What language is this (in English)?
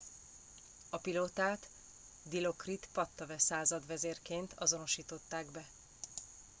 Hungarian